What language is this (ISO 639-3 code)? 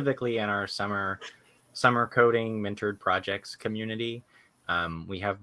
eng